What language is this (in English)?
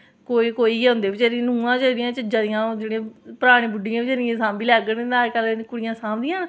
Dogri